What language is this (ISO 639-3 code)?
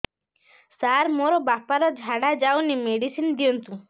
ori